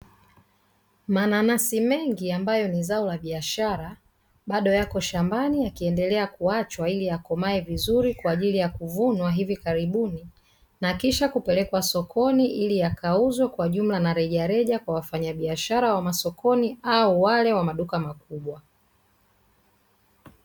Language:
Swahili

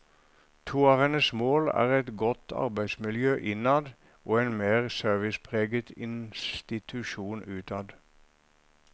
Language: Norwegian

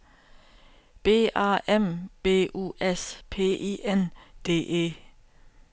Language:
Danish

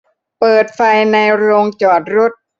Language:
Thai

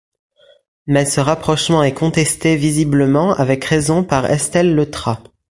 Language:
French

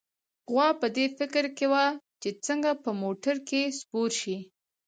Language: Pashto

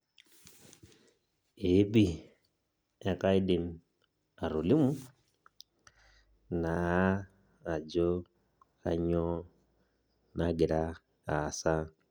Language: Masai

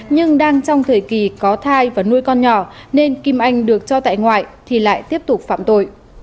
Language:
Vietnamese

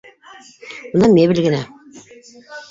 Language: Bashkir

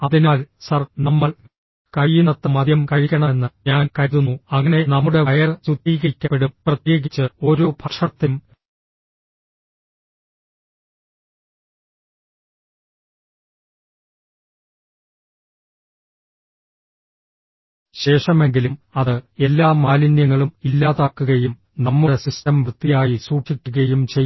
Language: Malayalam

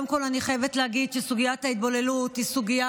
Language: Hebrew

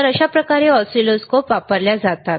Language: Marathi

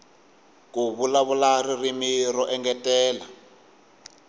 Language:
Tsonga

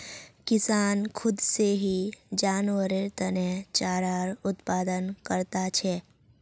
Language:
Magahi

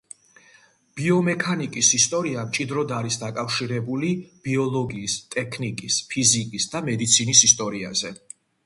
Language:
Georgian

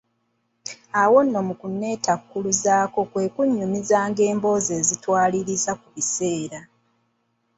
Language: Ganda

